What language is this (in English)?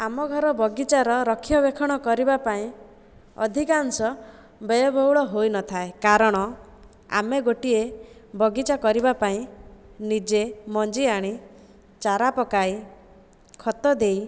Odia